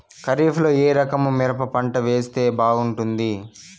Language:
Telugu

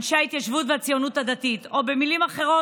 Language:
Hebrew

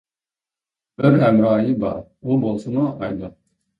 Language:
Uyghur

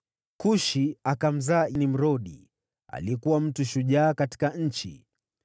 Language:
Swahili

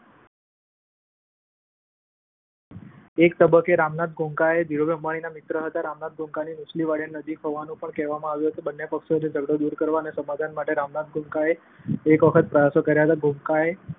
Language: Gujarati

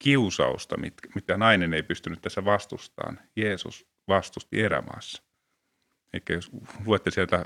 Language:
Finnish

